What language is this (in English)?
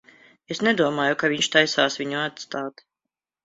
Latvian